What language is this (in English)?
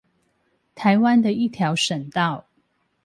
Chinese